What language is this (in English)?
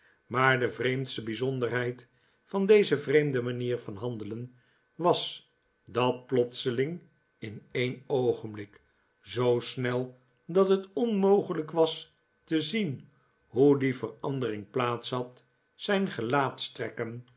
Dutch